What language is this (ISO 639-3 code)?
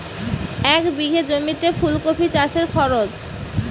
ben